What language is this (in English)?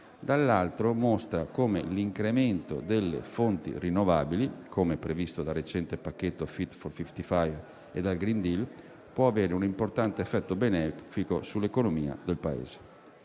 Italian